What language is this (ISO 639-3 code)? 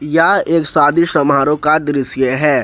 hin